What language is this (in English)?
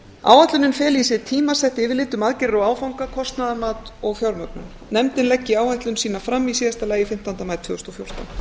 Icelandic